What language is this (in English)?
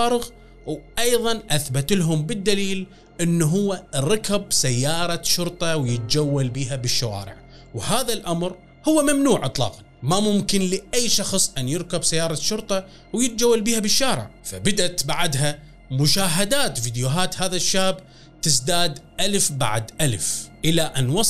Arabic